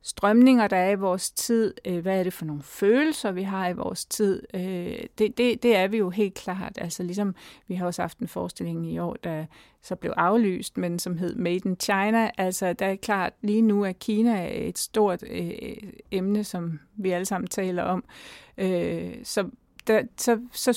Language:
Danish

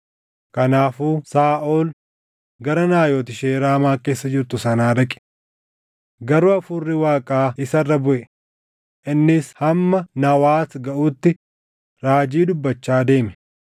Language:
Oromo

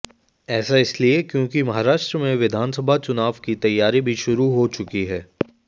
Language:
Hindi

